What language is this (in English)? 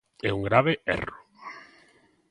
Galician